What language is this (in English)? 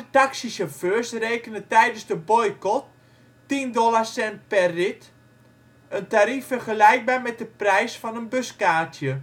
Dutch